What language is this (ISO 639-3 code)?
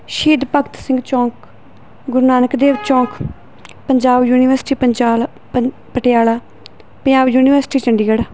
pan